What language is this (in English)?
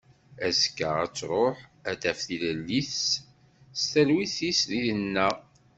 Kabyle